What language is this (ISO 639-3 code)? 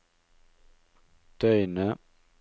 nor